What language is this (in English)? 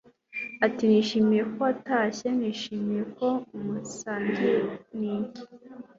Kinyarwanda